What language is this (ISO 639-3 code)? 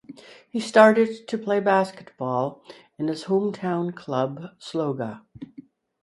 eng